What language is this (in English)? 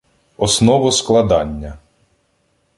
Ukrainian